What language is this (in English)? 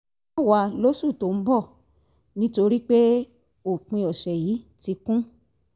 Yoruba